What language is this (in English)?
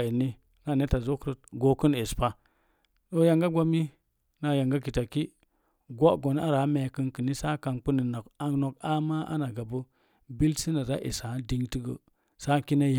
Mom Jango